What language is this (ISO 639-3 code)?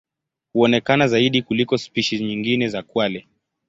swa